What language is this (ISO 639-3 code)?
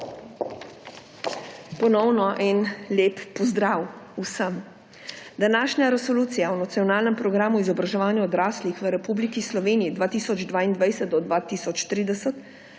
slv